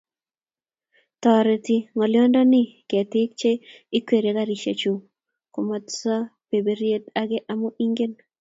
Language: Kalenjin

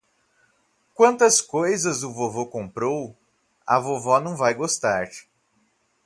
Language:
Portuguese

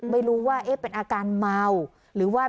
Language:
Thai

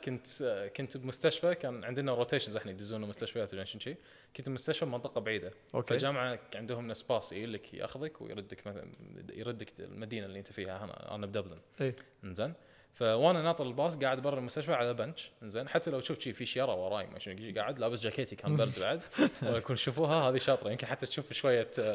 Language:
Arabic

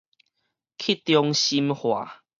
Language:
Min Nan Chinese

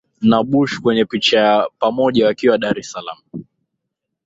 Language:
Swahili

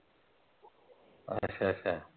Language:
Punjabi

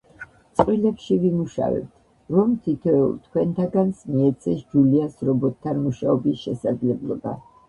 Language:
Georgian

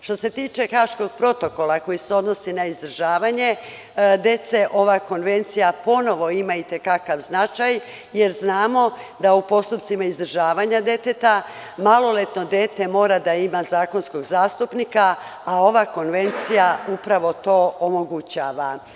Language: Serbian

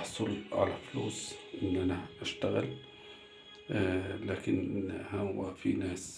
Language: Arabic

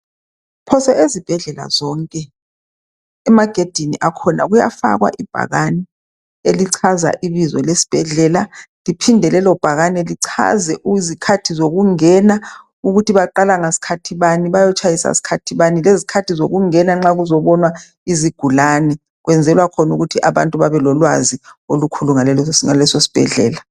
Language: North Ndebele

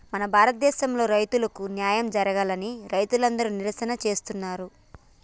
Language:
Telugu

